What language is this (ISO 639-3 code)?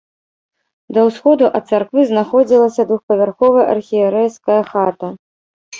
bel